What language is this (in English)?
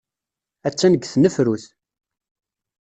Kabyle